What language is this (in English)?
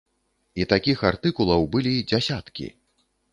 Belarusian